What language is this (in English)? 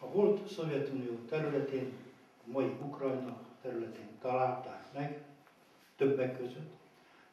Hungarian